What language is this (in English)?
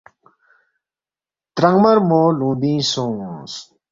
Balti